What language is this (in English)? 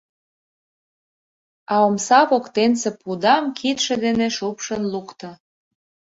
Mari